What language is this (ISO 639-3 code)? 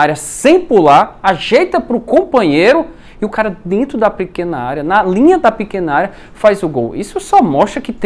por